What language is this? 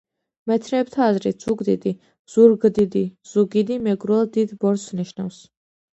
Georgian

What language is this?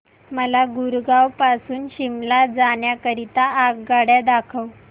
Marathi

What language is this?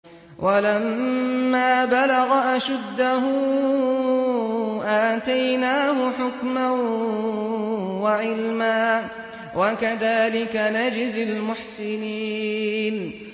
Arabic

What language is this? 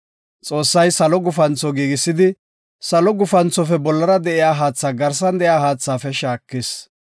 Gofa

